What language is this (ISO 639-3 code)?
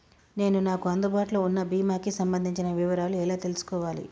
tel